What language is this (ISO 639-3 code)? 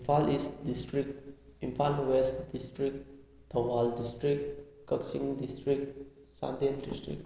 mni